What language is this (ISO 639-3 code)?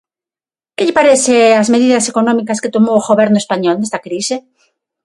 glg